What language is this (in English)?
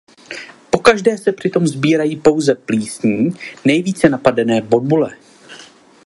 Czech